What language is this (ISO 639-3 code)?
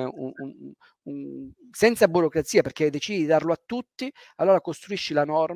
ita